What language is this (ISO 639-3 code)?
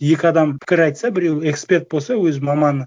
kaz